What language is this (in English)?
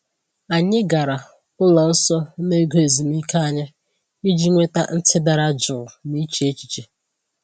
Igbo